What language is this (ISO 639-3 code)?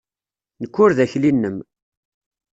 kab